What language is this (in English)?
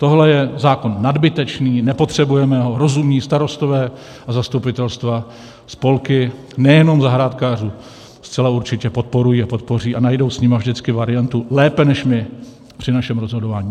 Czech